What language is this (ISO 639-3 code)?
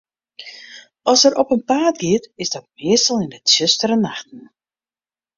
fry